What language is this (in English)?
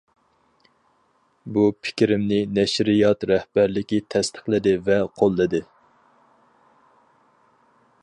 Uyghur